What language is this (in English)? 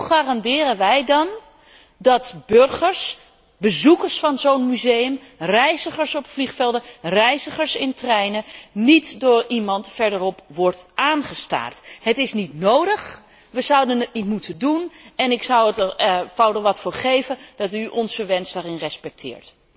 Dutch